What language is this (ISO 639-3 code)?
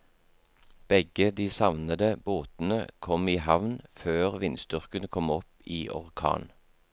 nor